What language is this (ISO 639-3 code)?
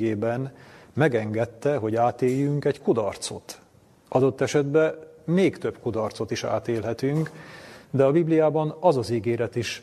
hun